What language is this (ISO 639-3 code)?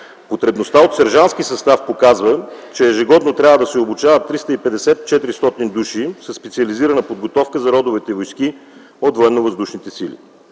bul